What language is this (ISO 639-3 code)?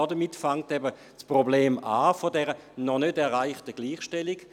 gsw